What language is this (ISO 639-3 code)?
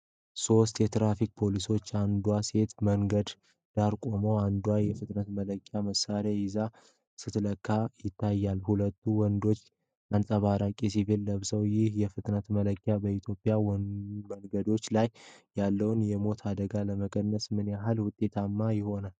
amh